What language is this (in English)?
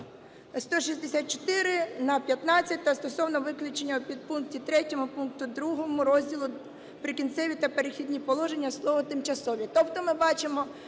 Ukrainian